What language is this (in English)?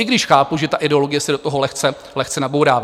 Czech